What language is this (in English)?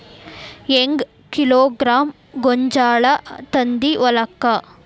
Kannada